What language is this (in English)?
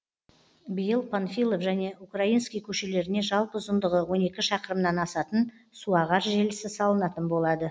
Kazakh